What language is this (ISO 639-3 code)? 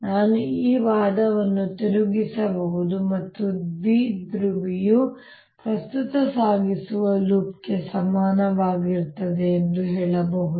kan